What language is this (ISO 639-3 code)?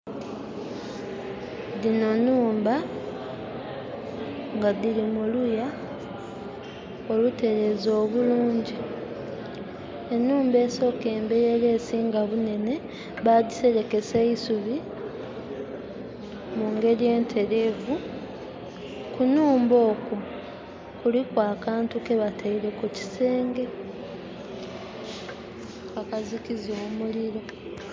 xog